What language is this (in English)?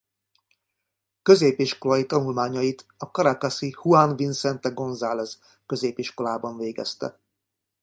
Hungarian